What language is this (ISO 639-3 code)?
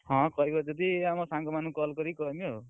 ori